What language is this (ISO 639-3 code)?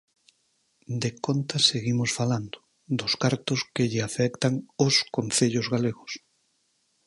glg